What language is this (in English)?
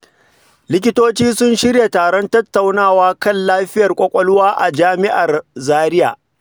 Hausa